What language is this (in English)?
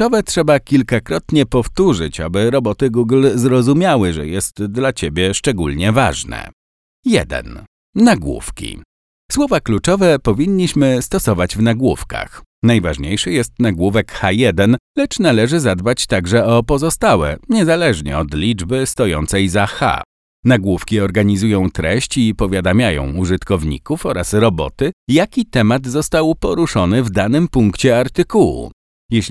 Polish